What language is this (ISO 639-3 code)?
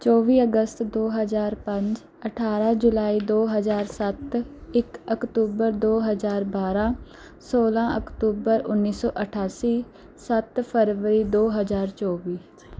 pan